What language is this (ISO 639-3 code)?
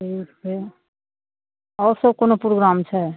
mai